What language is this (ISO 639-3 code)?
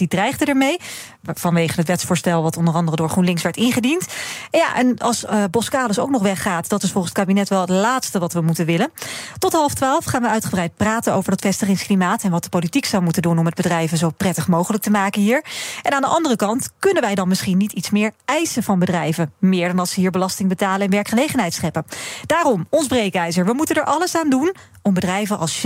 nld